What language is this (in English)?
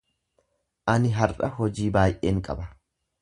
Oromo